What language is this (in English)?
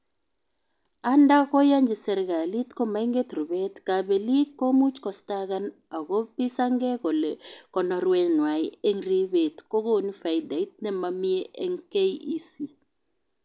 Kalenjin